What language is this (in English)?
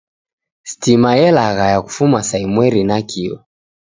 Taita